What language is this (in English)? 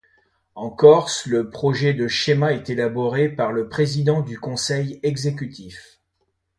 French